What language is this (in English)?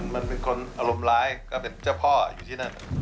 Thai